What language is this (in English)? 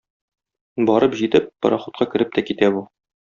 Tatar